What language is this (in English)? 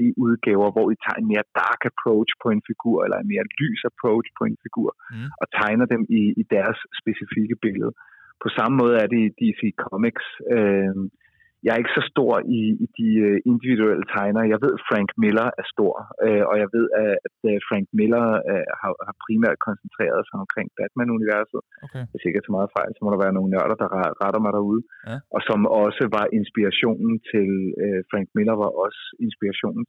Danish